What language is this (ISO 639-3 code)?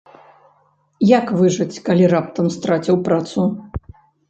bel